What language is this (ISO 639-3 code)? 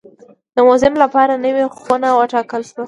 pus